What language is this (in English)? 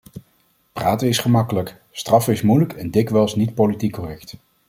Dutch